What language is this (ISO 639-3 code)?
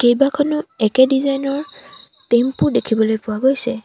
asm